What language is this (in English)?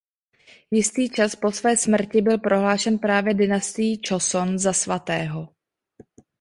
Czech